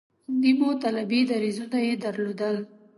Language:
Pashto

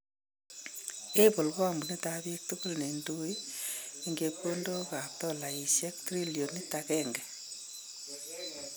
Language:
Kalenjin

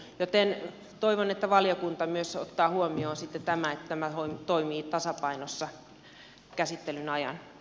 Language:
Finnish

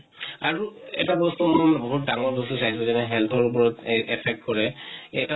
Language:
Assamese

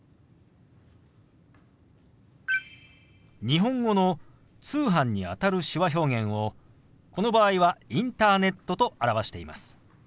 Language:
Japanese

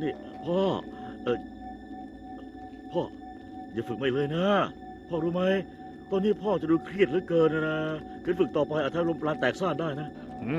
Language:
Thai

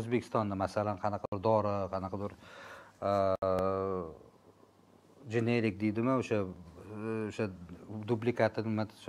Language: Turkish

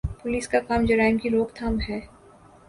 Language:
Urdu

